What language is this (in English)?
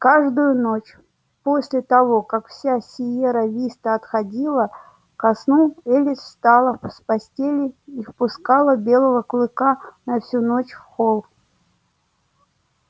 Russian